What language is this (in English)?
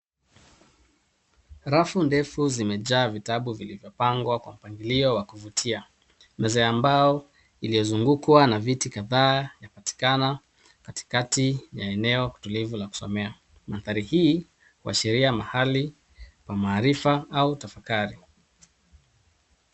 Swahili